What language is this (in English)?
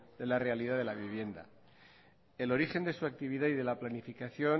Spanish